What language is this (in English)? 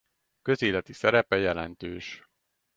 Hungarian